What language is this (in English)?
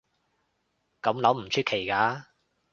Cantonese